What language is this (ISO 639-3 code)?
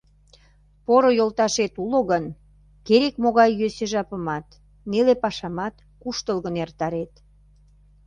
chm